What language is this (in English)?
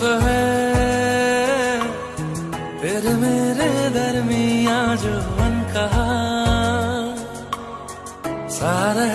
Hindi